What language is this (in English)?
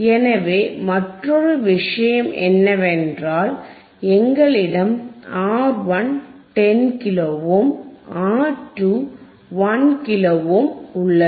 Tamil